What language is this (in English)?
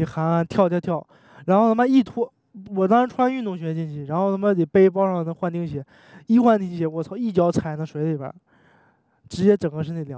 Chinese